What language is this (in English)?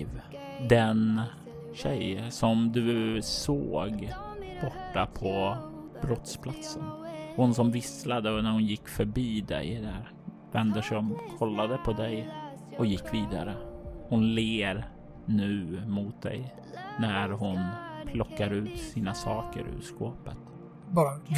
Swedish